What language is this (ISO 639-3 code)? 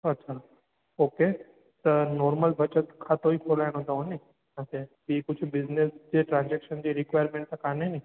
snd